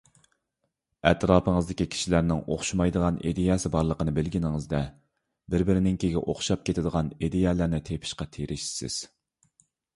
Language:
Uyghur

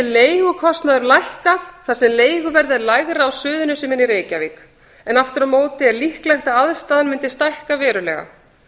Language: Icelandic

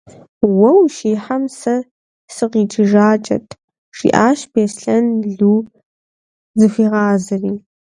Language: Kabardian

